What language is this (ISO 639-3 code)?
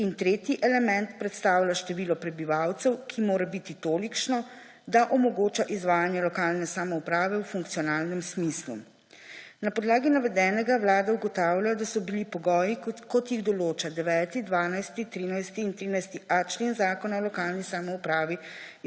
slv